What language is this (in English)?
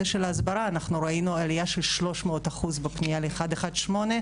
Hebrew